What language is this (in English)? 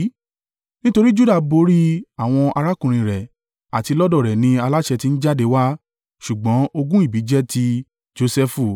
Yoruba